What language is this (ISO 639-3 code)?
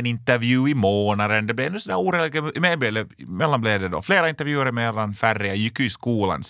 swe